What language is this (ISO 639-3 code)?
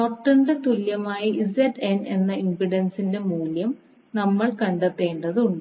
mal